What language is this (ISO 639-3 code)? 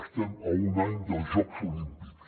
cat